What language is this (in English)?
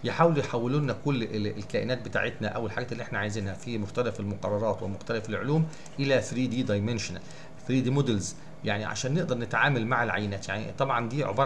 Arabic